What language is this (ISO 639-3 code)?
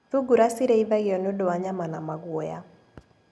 kik